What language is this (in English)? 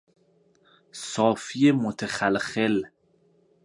Persian